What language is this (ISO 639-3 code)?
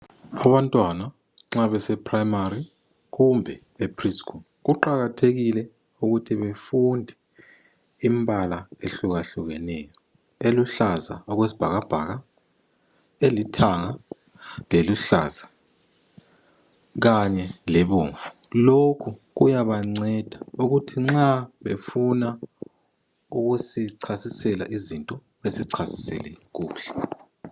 nde